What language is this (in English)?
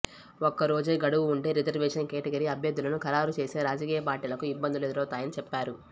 Telugu